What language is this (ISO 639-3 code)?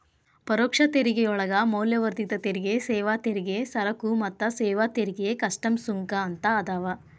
kan